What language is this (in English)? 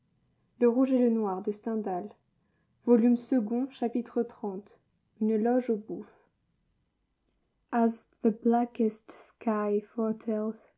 French